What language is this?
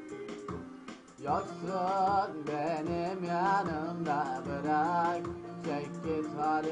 Turkish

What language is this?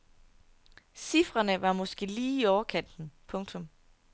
Danish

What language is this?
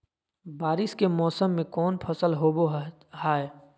Magahi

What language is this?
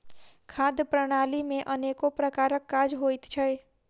Maithili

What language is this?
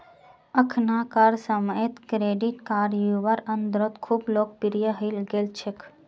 Magahi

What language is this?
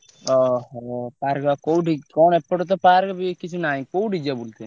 Odia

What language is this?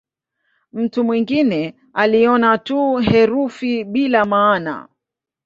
Swahili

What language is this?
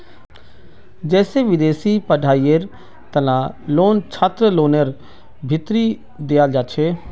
Magahi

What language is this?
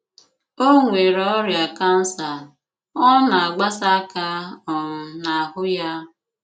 Igbo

